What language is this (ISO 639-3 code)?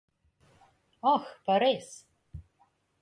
slv